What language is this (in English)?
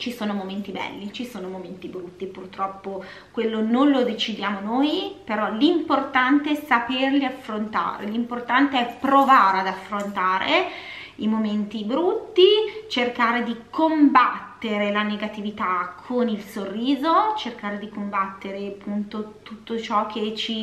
Italian